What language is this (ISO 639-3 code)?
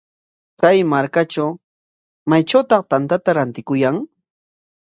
qwa